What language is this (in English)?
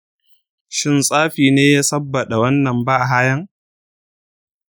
Hausa